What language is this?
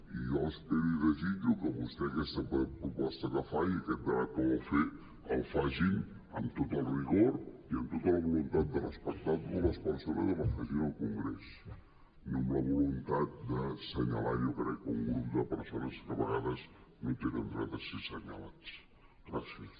Catalan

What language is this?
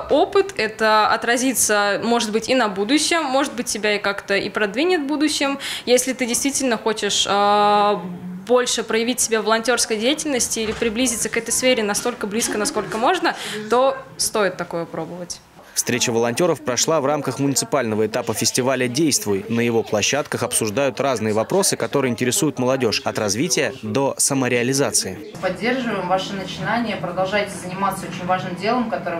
Russian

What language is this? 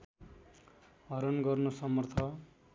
Nepali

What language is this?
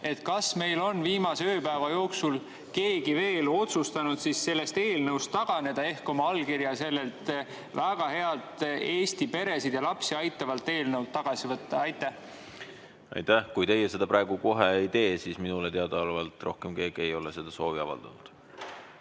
Estonian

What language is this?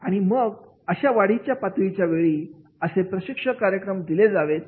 Marathi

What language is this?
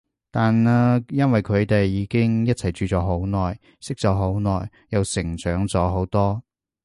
Cantonese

